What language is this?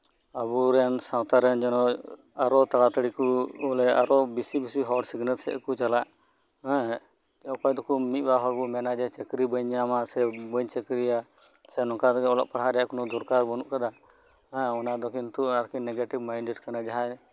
Santali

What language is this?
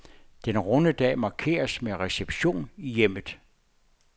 Danish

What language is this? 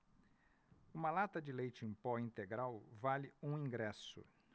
Portuguese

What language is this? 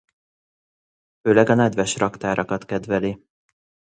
Hungarian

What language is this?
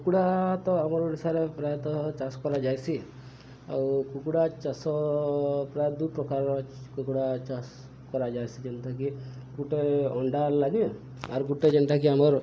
Odia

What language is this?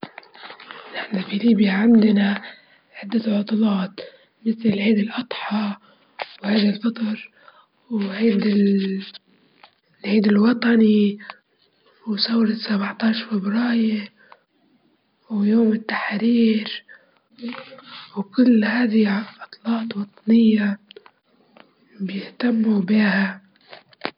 Libyan Arabic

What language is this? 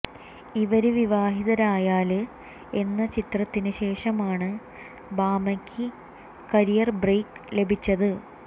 Malayalam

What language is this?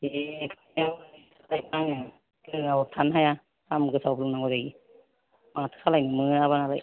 Bodo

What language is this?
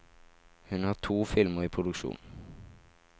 Norwegian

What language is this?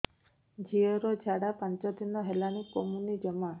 Odia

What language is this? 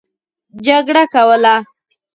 Pashto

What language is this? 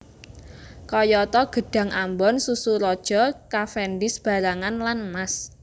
Javanese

